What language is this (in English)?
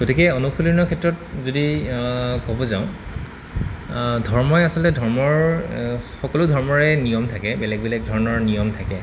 Assamese